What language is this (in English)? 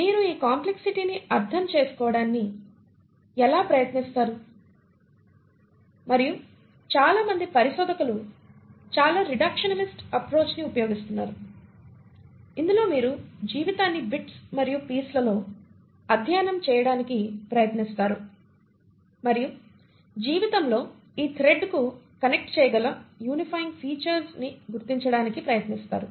Telugu